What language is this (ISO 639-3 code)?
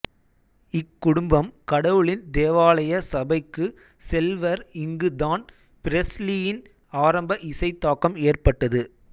tam